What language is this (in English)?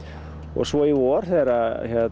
Icelandic